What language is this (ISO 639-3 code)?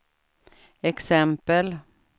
swe